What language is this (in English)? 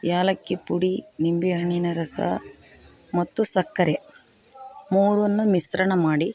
Kannada